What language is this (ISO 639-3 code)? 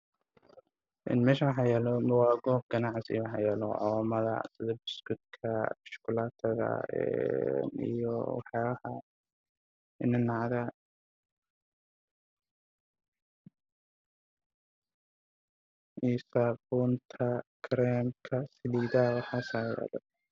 som